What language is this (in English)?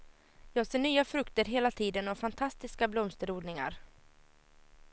Swedish